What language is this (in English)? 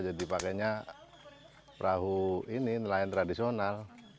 Indonesian